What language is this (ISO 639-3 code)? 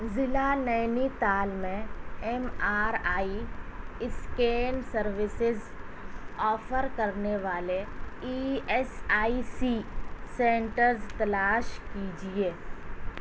urd